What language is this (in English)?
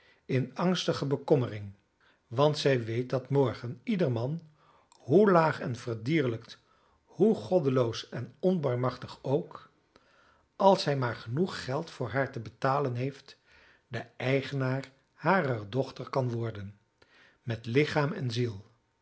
Dutch